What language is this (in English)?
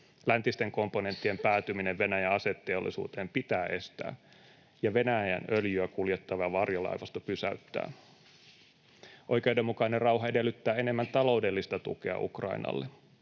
Finnish